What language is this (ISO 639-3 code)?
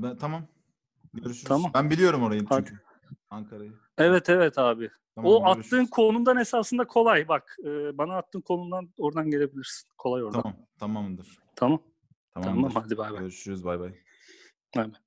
tur